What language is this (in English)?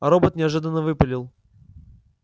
Russian